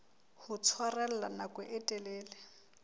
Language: Southern Sotho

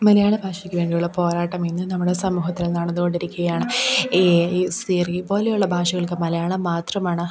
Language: Malayalam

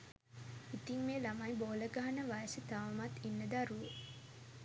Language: Sinhala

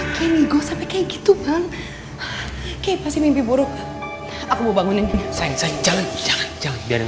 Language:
Indonesian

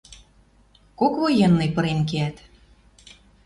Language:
Western Mari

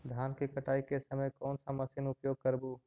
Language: Magahi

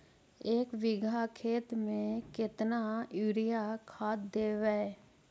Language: Magahi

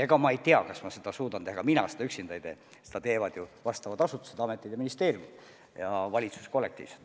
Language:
Estonian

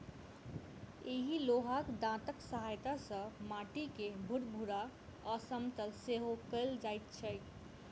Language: Maithili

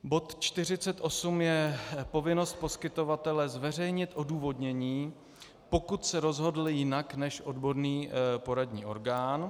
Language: Czech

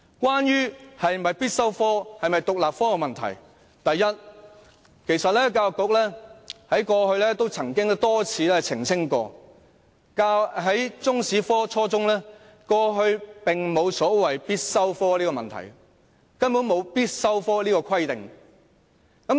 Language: Cantonese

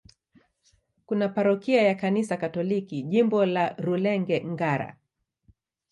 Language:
Swahili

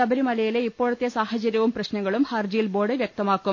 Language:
Malayalam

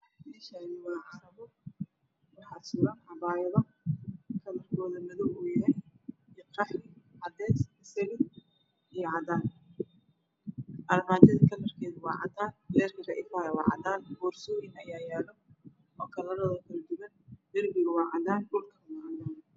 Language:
Somali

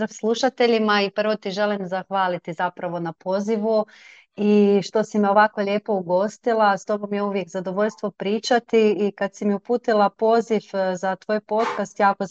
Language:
Croatian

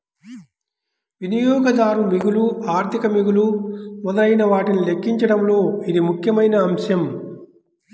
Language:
Telugu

